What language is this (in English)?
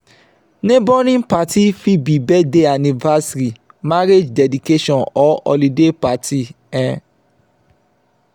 Nigerian Pidgin